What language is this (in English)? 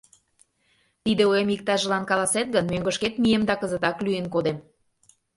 Mari